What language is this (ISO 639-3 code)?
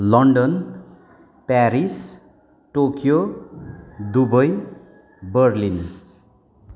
nep